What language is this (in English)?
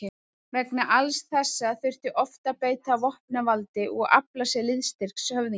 Icelandic